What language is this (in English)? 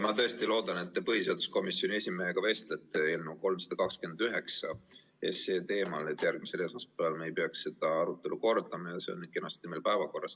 Estonian